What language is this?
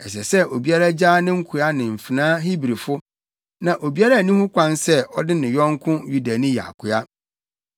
Akan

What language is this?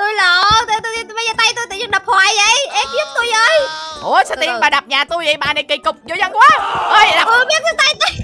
Vietnamese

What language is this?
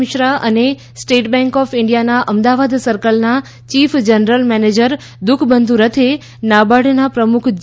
Gujarati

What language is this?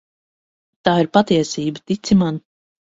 Latvian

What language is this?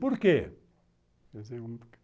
Portuguese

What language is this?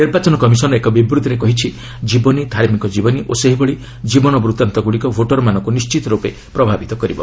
Odia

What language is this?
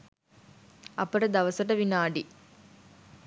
Sinhala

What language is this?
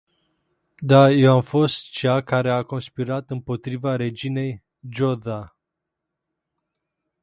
Romanian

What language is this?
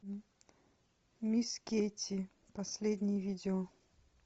Russian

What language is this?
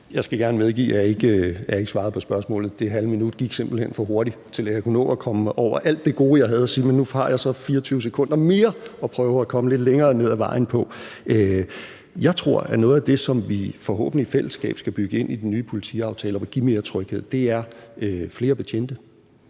Danish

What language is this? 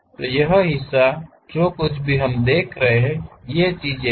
Hindi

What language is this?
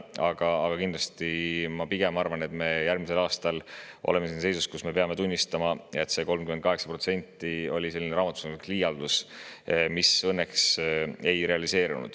Estonian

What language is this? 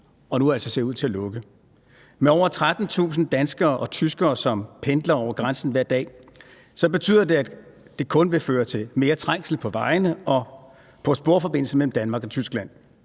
Danish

